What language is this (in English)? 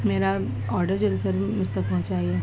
Urdu